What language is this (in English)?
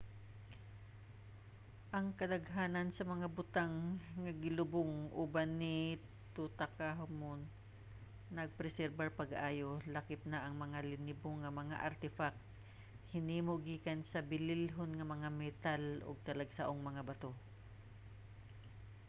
Cebuano